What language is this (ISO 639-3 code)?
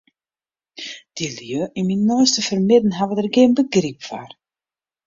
fry